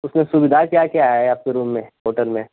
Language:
Hindi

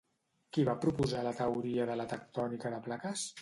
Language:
Catalan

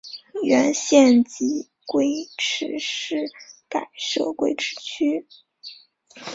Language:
Chinese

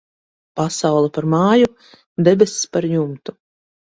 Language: Latvian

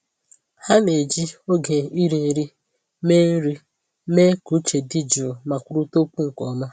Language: Igbo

